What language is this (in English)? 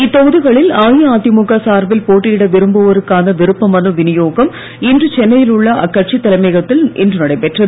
Tamil